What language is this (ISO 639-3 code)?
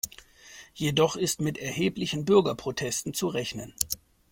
deu